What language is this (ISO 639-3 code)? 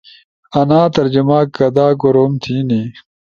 ush